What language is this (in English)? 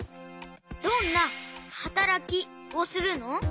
Japanese